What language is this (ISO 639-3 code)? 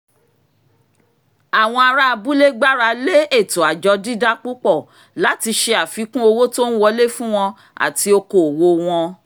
yor